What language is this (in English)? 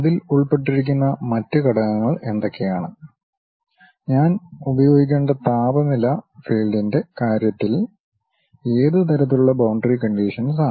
Malayalam